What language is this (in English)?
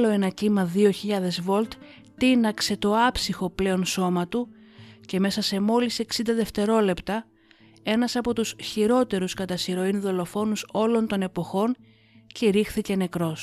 Greek